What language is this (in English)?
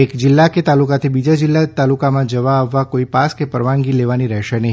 Gujarati